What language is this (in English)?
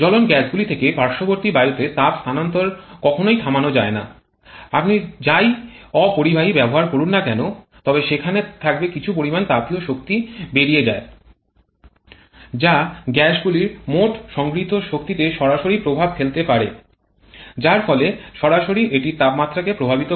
Bangla